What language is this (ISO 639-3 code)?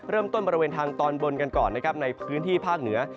tha